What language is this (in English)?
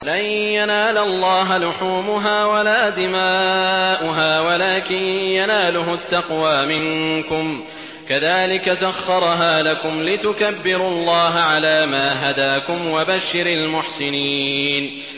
Arabic